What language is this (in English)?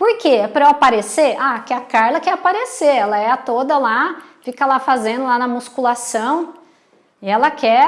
Portuguese